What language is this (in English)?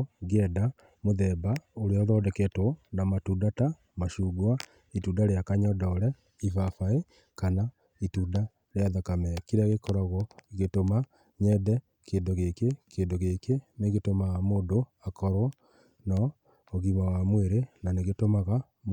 Kikuyu